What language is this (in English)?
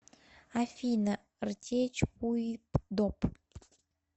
Russian